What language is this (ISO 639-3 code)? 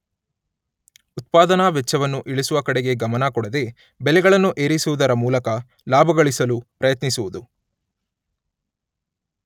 kan